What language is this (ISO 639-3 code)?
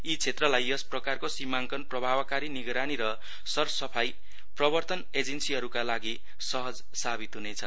nep